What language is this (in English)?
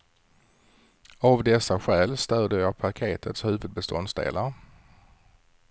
Swedish